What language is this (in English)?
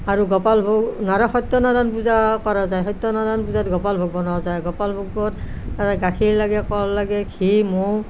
Assamese